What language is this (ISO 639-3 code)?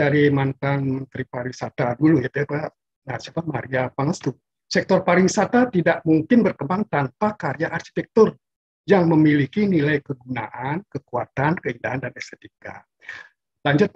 ind